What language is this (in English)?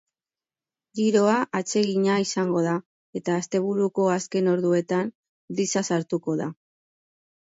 Basque